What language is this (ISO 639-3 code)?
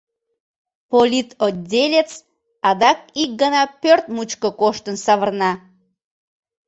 chm